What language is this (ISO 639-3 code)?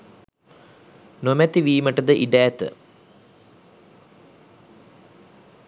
sin